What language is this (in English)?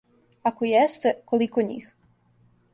Serbian